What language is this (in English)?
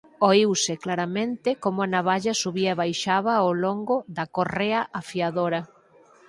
Galician